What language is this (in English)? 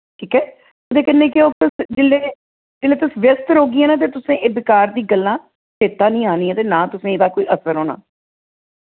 Dogri